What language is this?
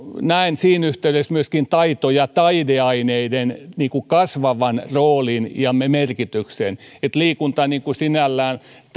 Finnish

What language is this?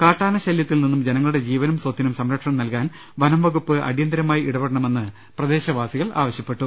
Malayalam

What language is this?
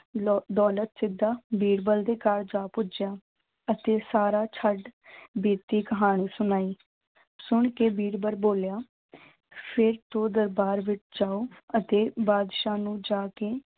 Punjabi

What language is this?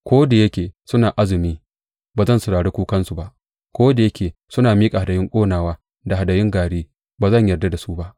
Hausa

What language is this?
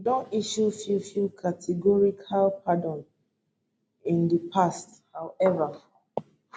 Nigerian Pidgin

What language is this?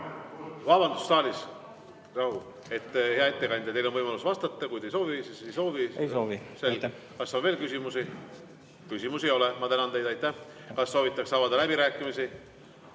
Estonian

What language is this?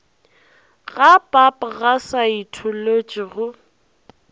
Northern Sotho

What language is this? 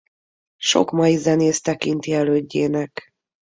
Hungarian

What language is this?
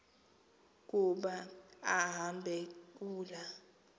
Xhosa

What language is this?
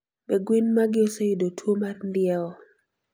Luo (Kenya and Tanzania)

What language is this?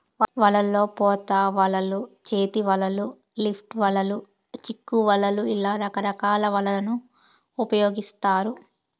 Telugu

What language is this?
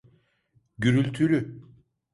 Turkish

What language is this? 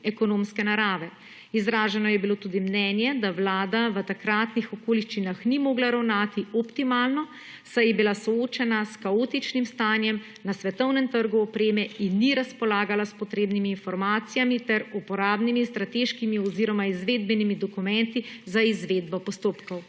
Slovenian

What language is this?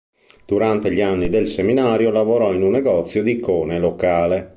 Italian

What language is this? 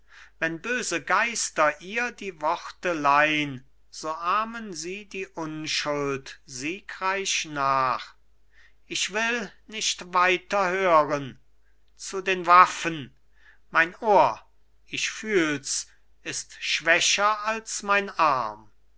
German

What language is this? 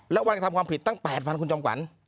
Thai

